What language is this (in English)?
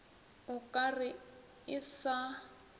Northern Sotho